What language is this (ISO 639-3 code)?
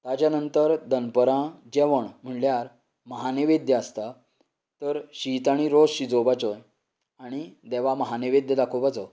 kok